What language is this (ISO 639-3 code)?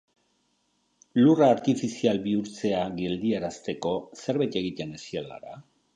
eus